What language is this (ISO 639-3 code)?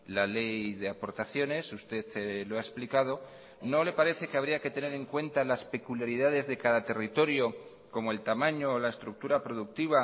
spa